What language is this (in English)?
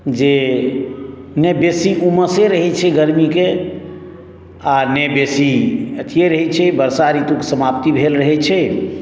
Maithili